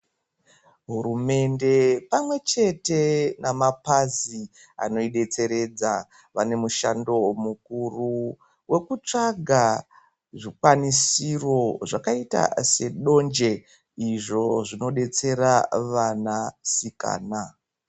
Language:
Ndau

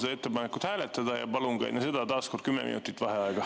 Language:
Estonian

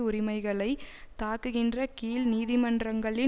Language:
Tamil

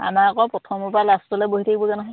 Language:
Assamese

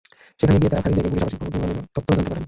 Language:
Bangla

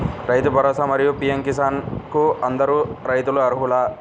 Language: Telugu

